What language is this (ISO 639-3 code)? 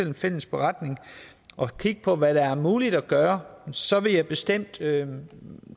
dan